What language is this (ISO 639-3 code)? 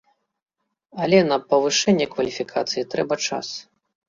bel